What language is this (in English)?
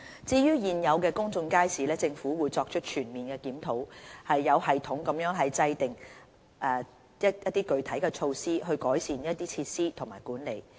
Cantonese